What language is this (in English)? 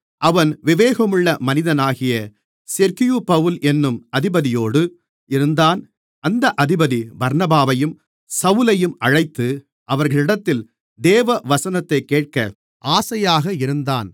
Tamil